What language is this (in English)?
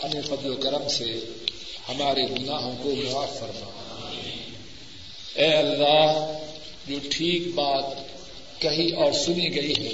Urdu